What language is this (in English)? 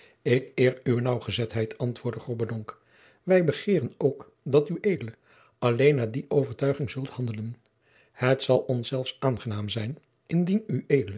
Dutch